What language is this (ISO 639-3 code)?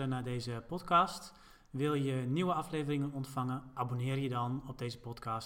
nld